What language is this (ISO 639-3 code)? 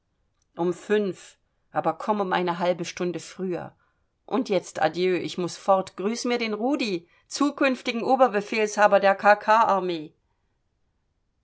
deu